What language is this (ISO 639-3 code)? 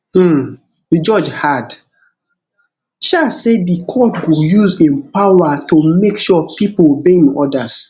pcm